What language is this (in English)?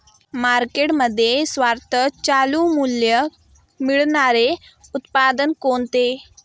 Marathi